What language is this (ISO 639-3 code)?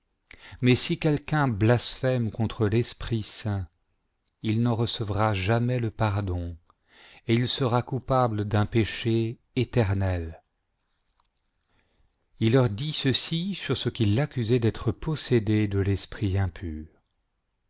fra